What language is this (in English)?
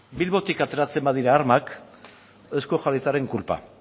Basque